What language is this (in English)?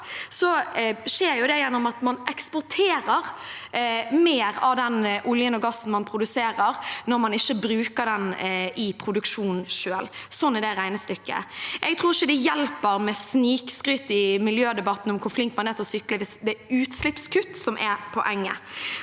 Norwegian